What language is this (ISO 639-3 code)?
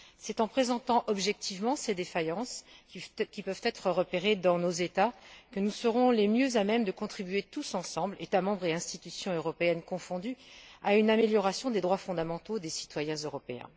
fra